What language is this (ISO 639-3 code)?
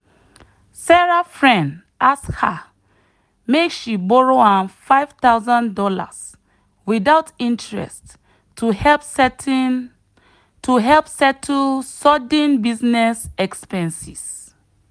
pcm